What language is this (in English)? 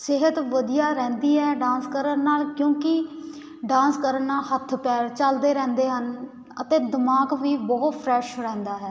Punjabi